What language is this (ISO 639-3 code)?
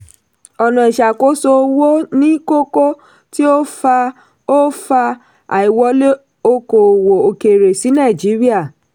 yor